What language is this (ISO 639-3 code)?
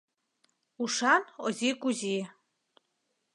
chm